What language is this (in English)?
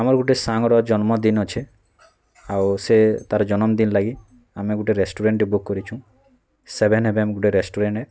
Odia